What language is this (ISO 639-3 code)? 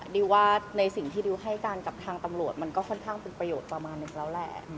tha